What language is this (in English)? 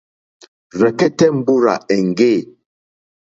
Mokpwe